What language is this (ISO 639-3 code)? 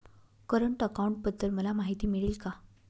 mar